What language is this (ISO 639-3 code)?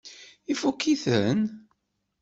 kab